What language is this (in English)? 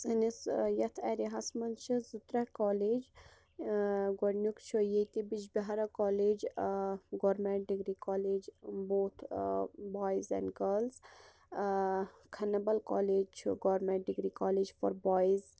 Kashmiri